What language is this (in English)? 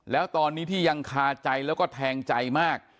Thai